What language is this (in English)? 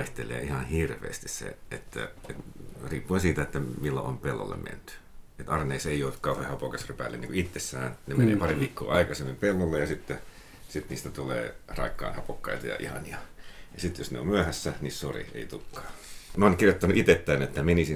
Finnish